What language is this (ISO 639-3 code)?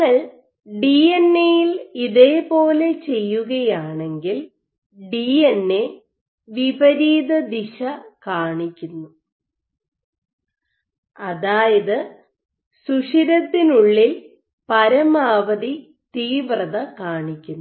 mal